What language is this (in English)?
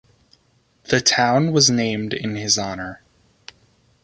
English